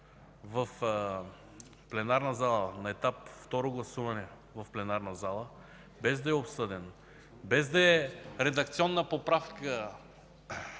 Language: Bulgarian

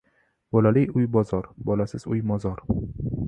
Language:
Uzbek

